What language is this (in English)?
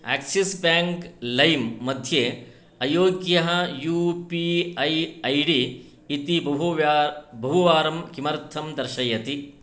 Sanskrit